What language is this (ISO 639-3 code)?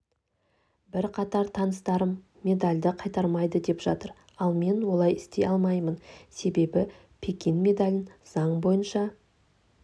kaz